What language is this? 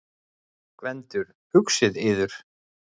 Icelandic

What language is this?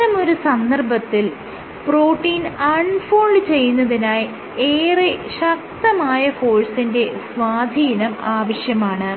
Malayalam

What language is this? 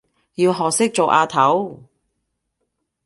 Cantonese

